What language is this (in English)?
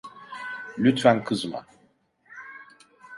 Turkish